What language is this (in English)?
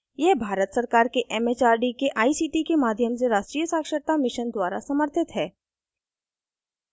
Hindi